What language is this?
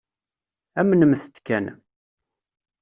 Kabyle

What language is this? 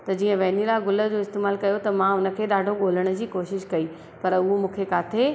Sindhi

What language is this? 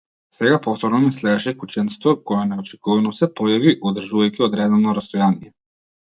Macedonian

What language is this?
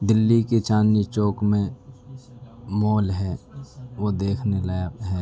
Urdu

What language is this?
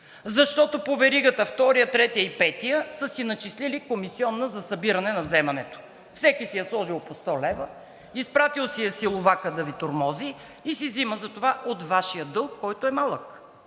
Bulgarian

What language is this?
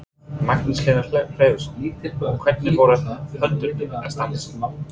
Icelandic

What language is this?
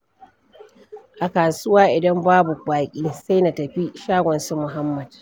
Hausa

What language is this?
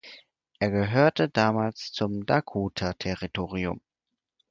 German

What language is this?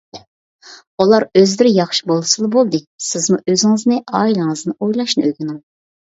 Uyghur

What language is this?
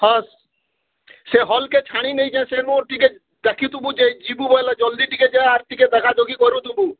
Odia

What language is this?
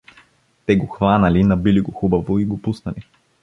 Bulgarian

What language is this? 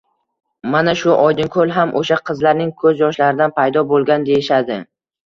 Uzbek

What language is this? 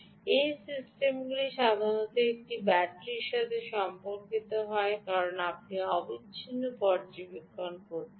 Bangla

